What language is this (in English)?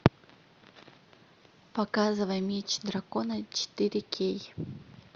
Russian